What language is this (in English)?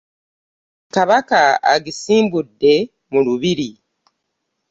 Ganda